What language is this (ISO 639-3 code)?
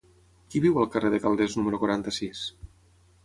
cat